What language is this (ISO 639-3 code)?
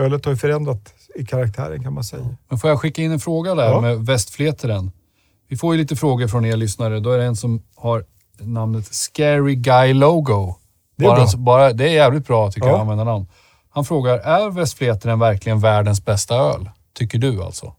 swe